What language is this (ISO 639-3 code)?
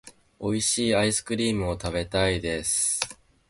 jpn